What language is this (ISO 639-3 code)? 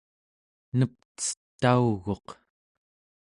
esu